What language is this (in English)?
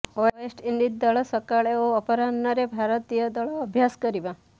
Odia